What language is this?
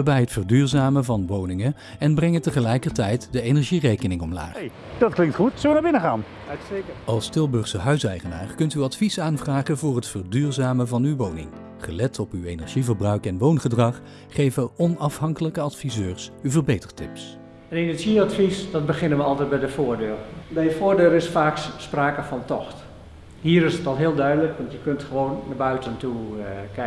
Dutch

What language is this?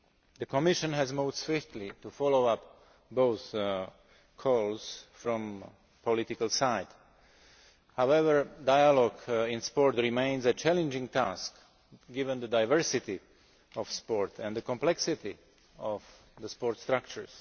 English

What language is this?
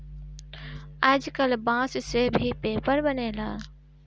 Bhojpuri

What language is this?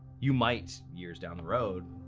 English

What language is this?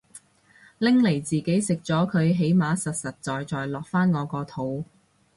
Cantonese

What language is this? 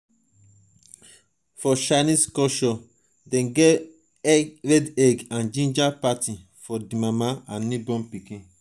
Nigerian Pidgin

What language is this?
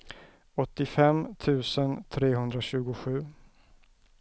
Swedish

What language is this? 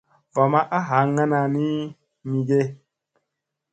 Musey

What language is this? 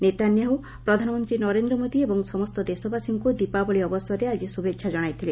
Odia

